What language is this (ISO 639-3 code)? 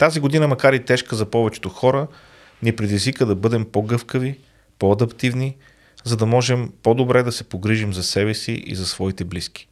bul